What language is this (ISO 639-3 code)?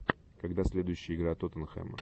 rus